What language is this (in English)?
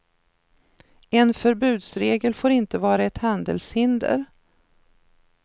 Swedish